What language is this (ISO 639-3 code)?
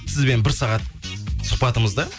kaz